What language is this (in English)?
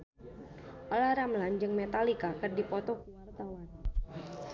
Sundanese